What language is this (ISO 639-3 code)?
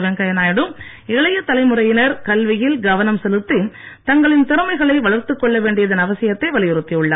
tam